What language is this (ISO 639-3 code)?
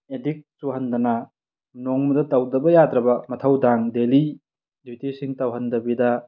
mni